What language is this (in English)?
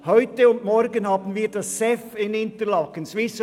Swiss German